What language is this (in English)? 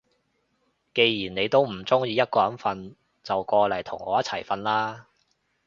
Cantonese